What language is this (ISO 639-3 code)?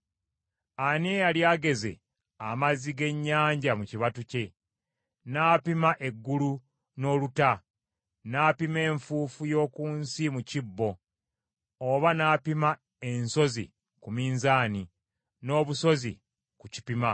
lug